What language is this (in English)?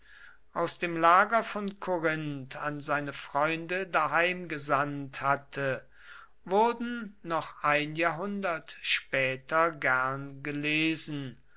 German